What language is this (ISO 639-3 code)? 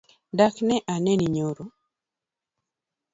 luo